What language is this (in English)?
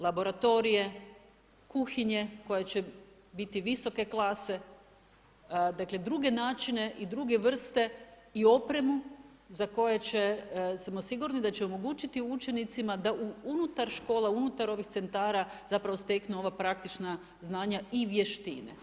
Croatian